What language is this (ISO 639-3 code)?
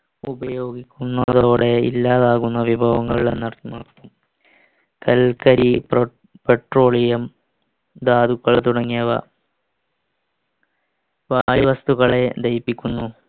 mal